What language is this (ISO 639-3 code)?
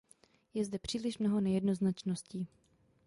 ces